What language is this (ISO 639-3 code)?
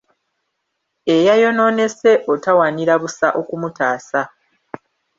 lug